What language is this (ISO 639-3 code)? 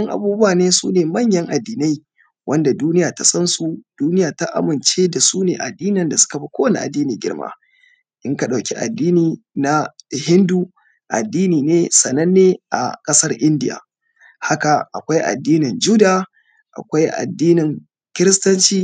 hau